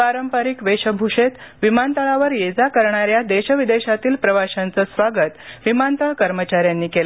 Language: Marathi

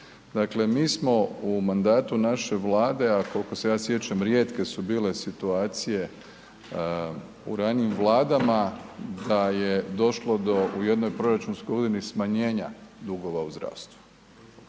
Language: Croatian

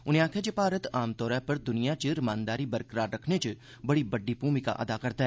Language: Dogri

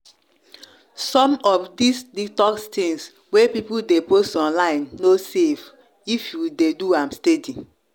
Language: Nigerian Pidgin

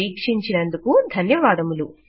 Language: Telugu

